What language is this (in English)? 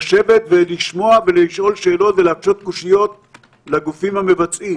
Hebrew